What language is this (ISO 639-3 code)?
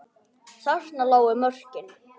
isl